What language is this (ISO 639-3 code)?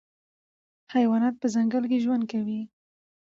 pus